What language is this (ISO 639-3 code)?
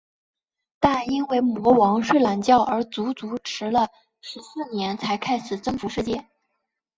zho